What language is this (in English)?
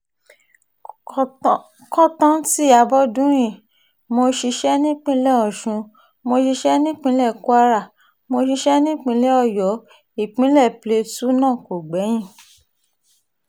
Yoruba